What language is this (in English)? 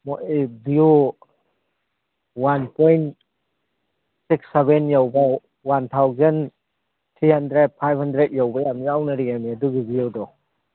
Manipuri